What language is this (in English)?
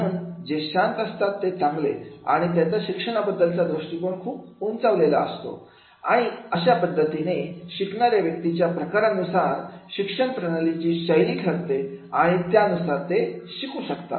Marathi